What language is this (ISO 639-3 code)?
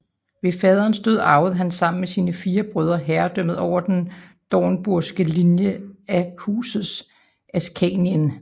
dan